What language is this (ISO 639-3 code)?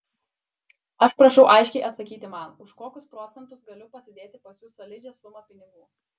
lit